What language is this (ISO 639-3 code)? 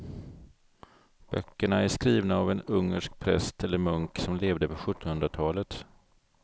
swe